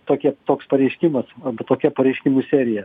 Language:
Lithuanian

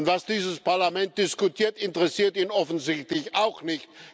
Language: German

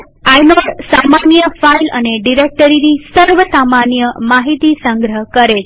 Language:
Gujarati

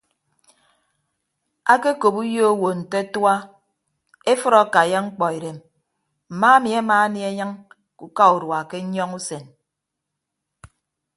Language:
Ibibio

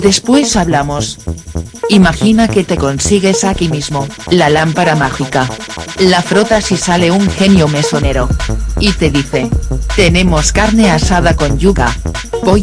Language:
Spanish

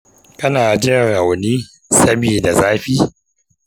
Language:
Hausa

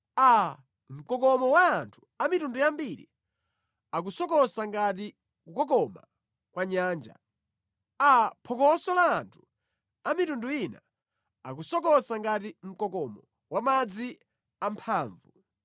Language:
Nyanja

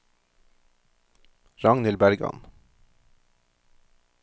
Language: Norwegian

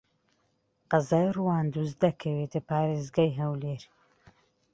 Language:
Central Kurdish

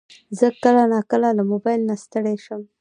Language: Pashto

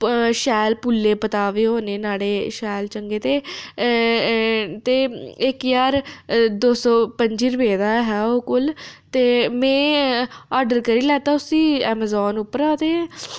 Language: Dogri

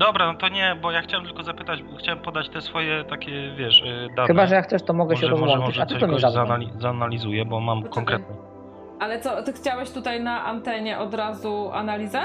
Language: Polish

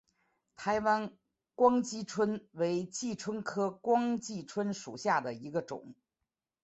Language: Chinese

